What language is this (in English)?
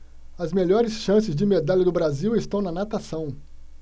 Portuguese